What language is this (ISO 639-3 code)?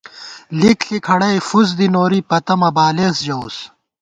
gwt